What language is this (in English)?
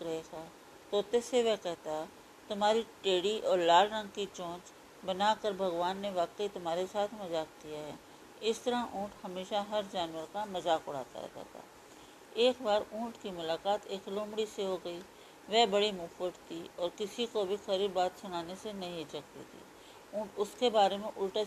Hindi